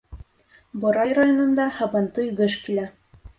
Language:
Bashkir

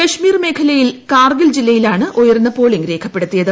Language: Malayalam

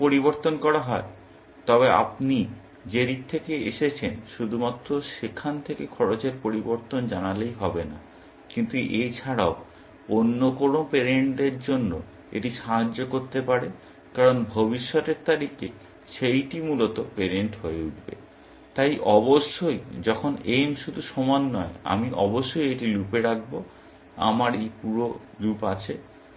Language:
Bangla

